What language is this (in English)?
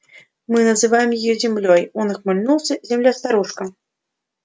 Russian